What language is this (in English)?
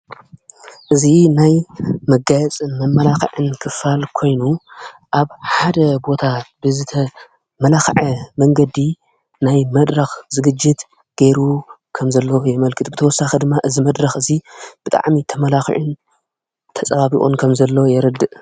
Tigrinya